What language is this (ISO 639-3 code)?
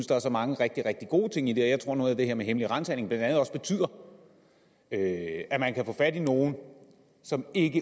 dan